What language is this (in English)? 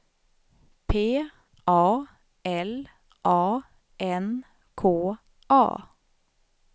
Swedish